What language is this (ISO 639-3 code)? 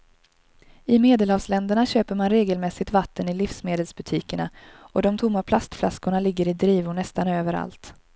swe